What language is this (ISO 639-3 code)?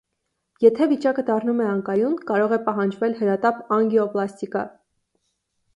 hye